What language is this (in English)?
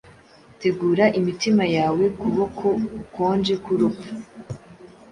Kinyarwanda